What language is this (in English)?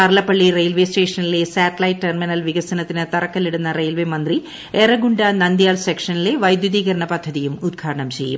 Malayalam